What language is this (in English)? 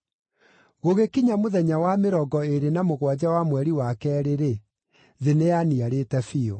Kikuyu